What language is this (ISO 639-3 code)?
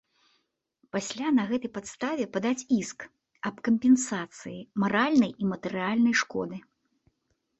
bel